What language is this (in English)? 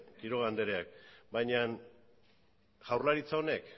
Basque